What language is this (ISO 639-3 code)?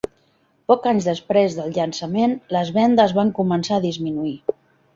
cat